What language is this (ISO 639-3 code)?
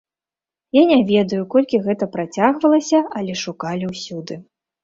bel